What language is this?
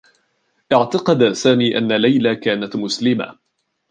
Arabic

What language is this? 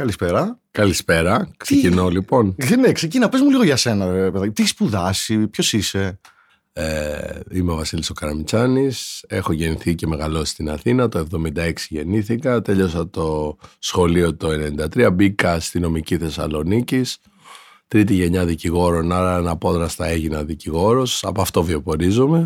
Greek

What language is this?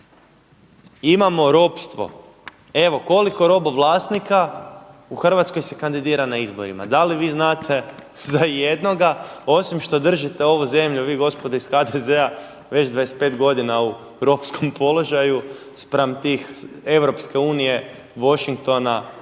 Croatian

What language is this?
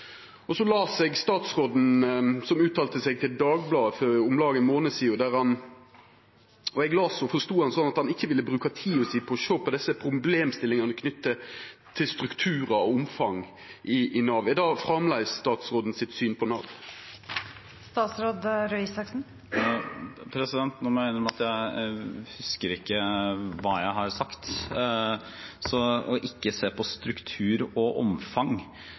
Norwegian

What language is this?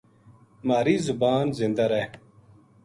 Gujari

